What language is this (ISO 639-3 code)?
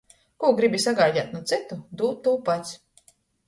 ltg